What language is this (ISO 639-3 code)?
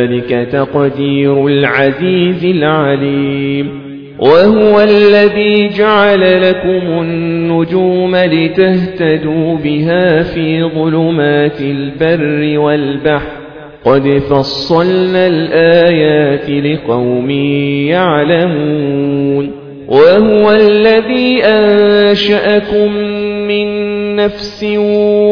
ara